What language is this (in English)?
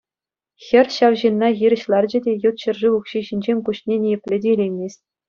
Chuvash